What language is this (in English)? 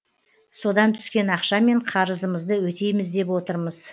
Kazakh